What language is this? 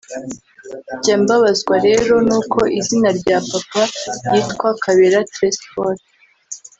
Kinyarwanda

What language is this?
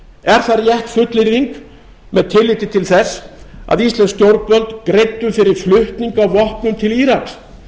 Icelandic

